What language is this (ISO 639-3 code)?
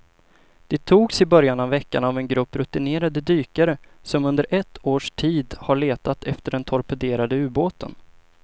swe